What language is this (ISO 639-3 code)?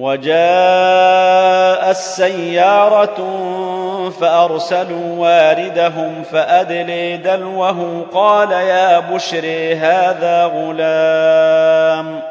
ara